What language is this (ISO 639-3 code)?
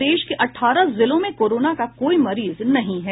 hin